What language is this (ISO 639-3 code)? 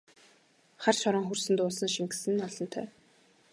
mon